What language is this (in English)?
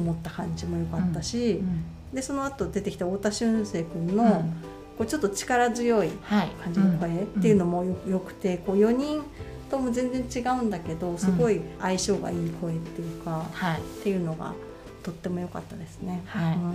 Japanese